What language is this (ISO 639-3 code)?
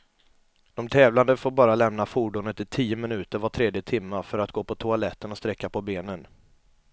swe